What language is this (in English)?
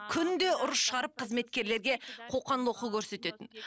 Kazakh